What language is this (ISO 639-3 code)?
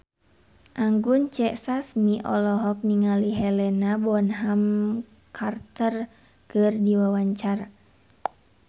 sun